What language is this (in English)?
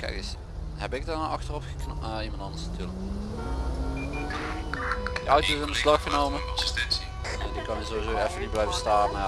Dutch